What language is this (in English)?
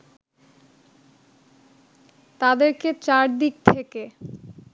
Bangla